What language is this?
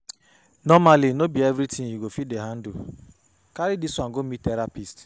Nigerian Pidgin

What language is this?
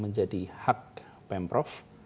Indonesian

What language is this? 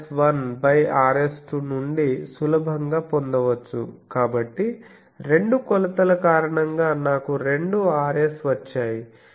Telugu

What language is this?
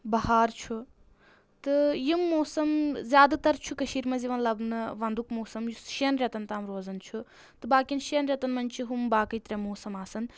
Kashmiri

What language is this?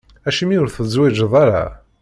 Kabyle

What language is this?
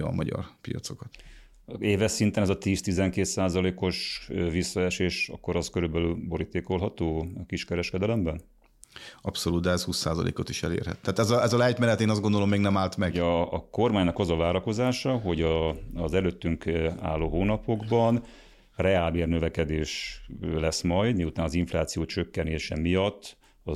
Hungarian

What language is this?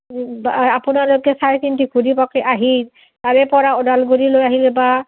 Assamese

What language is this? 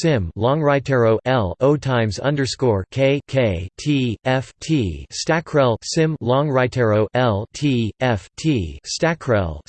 English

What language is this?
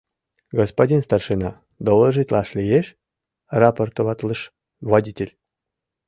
Mari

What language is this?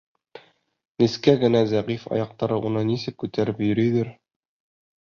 Bashkir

